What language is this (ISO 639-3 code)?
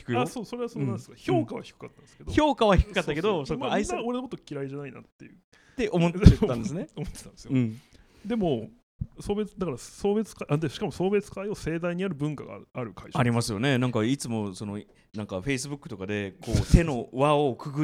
jpn